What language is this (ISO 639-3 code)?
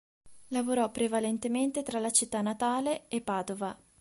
ita